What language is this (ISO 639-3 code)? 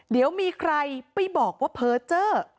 tha